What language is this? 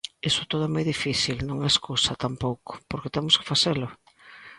Galician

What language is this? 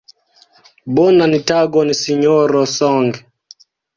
Esperanto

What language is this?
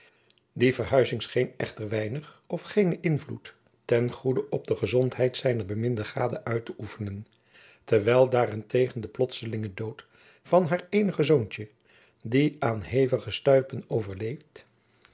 Dutch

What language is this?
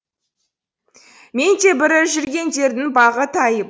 Kazakh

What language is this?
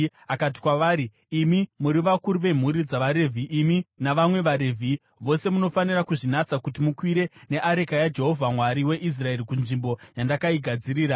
Shona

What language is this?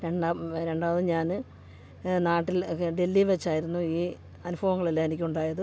Malayalam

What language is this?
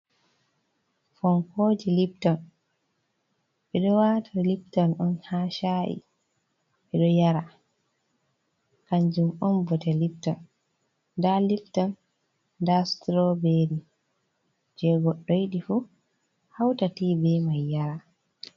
Fula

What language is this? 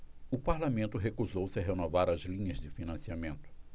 Portuguese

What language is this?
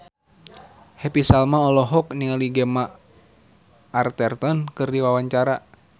Sundanese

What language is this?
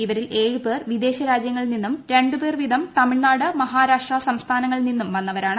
Malayalam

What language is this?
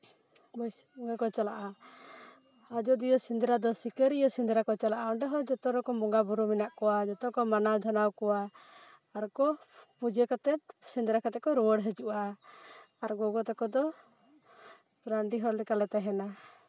Santali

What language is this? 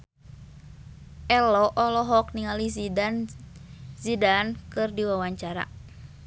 Sundanese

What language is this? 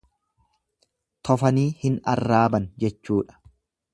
Oromo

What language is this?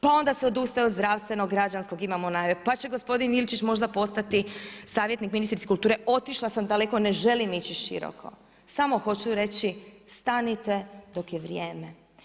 Croatian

